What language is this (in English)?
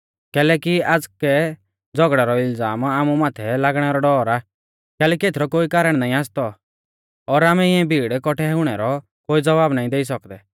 Mahasu Pahari